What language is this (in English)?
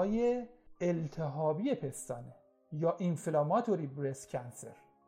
Persian